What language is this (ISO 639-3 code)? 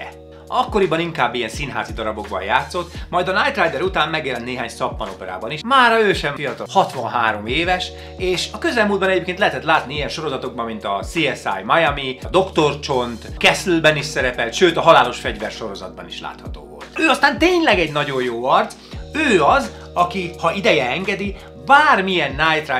hun